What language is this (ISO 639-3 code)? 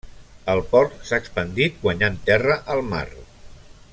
cat